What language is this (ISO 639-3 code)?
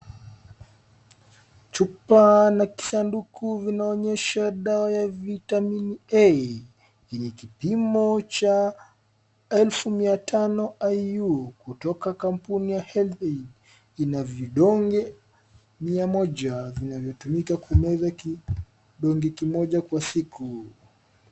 swa